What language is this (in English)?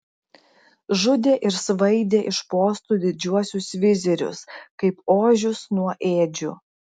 Lithuanian